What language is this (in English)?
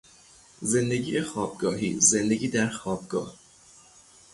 Persian